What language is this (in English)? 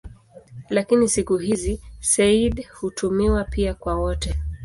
Swahili